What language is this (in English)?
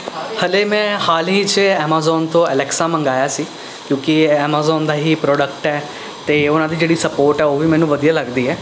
Punjabi